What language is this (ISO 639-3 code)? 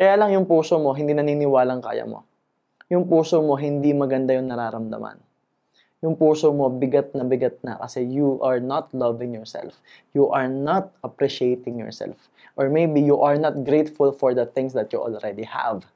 fil